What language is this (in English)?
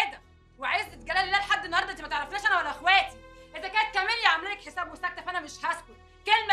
Arabic